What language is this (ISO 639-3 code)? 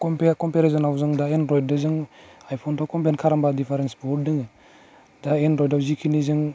brx